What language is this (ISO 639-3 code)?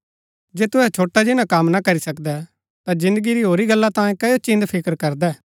gbk